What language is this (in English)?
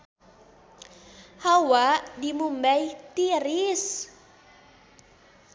Sundanese